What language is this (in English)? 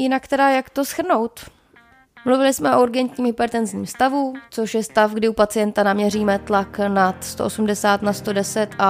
Czech